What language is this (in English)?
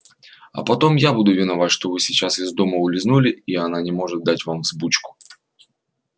Russian